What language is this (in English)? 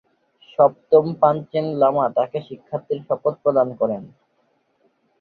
Bangla